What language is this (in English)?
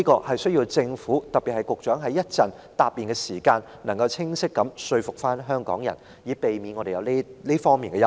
Cantonese